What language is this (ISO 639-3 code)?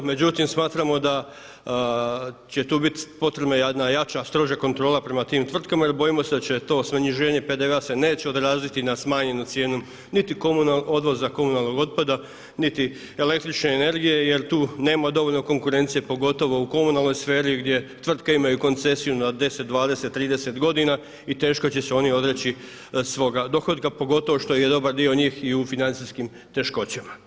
hrv